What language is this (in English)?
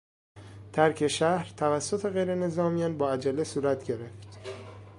Persian